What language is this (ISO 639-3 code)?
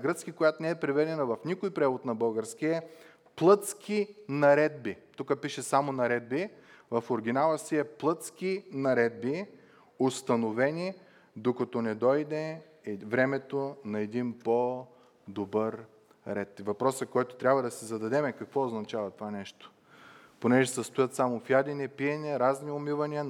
bul